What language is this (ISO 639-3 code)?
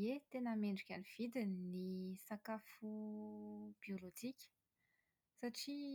mlg